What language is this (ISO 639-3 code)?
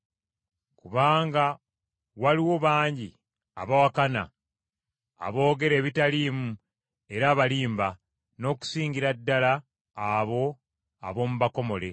lug